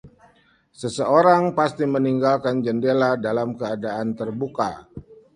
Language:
Indonesian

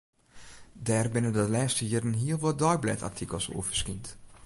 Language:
Western Frisian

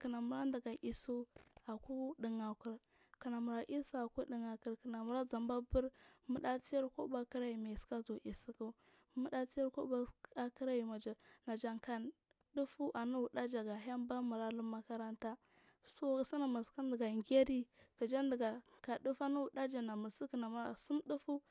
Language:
Marghi South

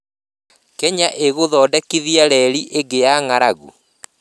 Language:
Kikuyu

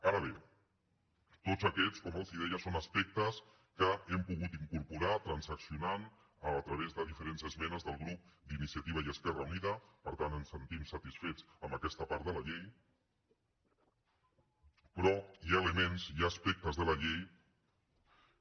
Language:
Catalan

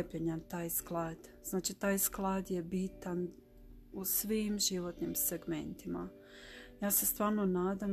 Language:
Croatian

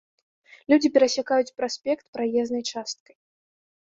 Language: Belarusian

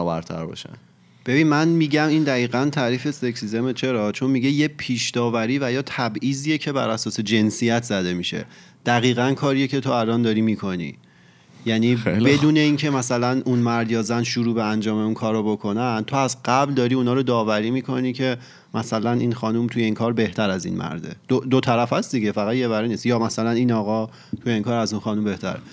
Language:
Persian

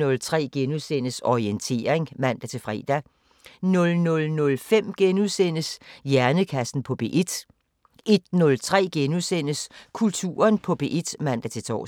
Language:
Danish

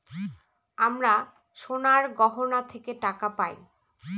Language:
Bangla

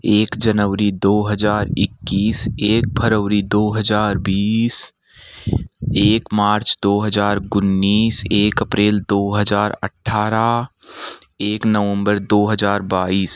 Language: Hindi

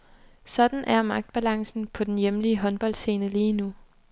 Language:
Danish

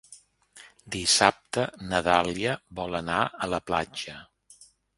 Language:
Catalan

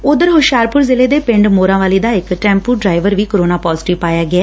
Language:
Punjabi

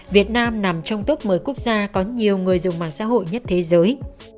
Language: Vietnamese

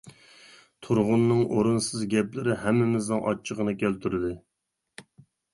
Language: Uyghur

